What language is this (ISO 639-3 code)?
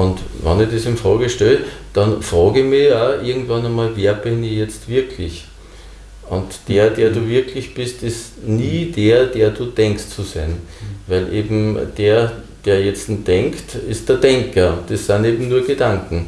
deu